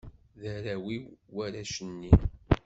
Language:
Kabyle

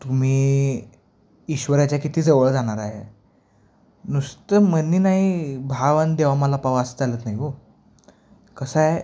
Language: Marathi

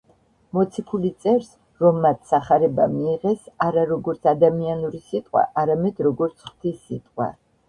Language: Georgian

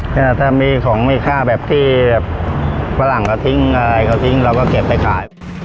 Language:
Thai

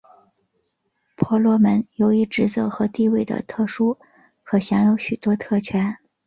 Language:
Chinese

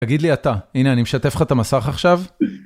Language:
Hebrew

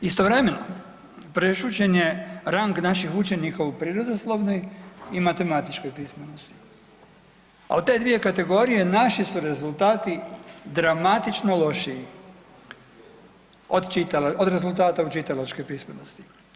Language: Croatian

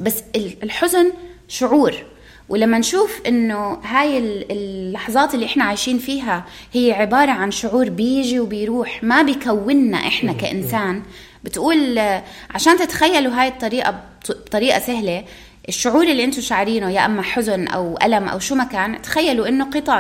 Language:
Arabic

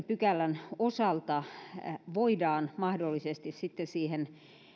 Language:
Finnish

